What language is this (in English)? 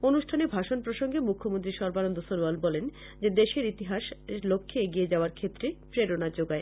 Bangla